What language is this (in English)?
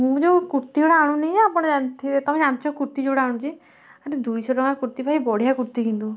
Odia